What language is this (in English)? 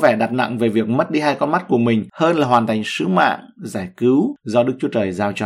Vietnamese